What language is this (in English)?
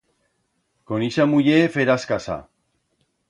Aragonese